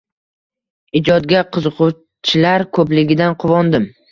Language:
Uzbek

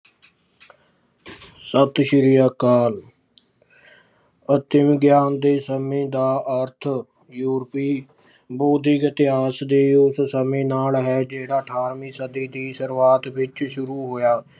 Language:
Punjabi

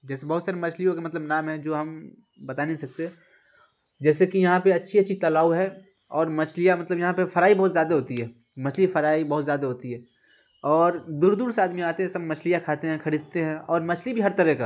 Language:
Urdu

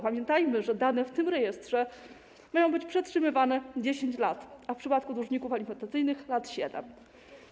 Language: Polish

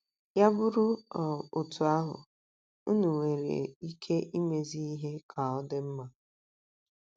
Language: Igbo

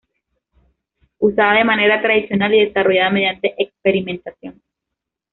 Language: Spanish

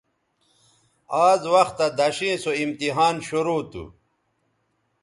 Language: Bateri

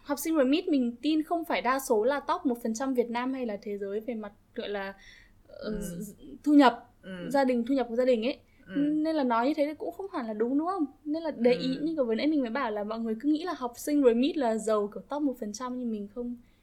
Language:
Vietnamese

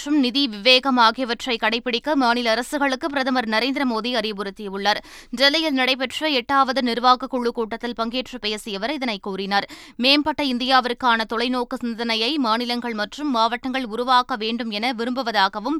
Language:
Tamil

